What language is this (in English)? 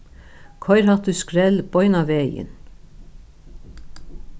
Faroese